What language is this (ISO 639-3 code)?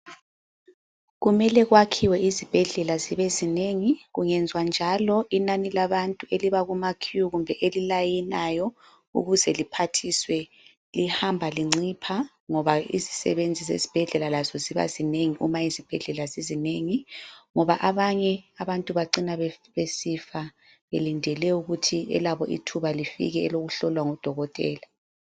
nde